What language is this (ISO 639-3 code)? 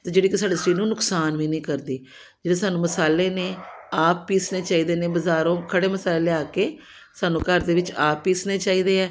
pan